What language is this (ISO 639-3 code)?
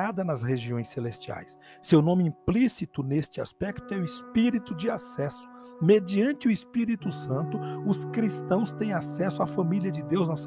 por